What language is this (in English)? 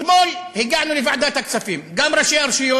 Hebrew